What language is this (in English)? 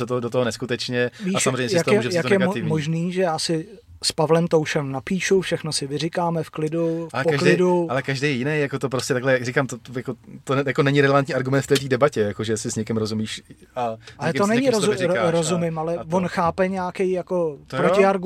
Czech